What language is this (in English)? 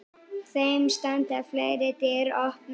Icelandic